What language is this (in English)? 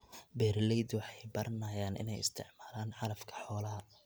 Somali